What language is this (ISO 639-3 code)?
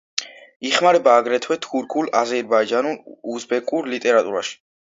kat